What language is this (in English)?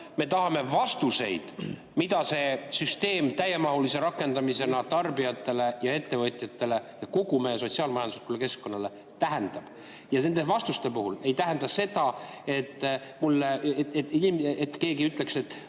Estonian